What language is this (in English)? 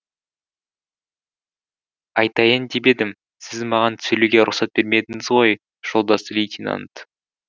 Kazakh